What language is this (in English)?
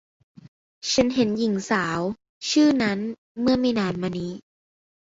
Thai